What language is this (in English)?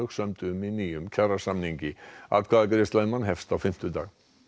Icelandic